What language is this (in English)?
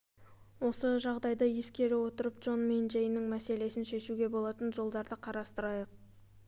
Kazakh